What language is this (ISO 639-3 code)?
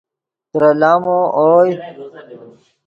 ydg